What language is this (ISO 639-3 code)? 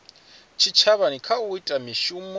ven